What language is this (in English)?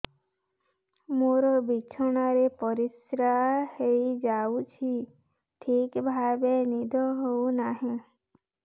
Odia